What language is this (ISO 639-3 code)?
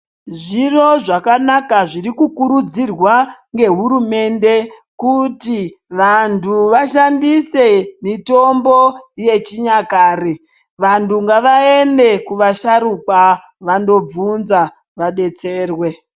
ndc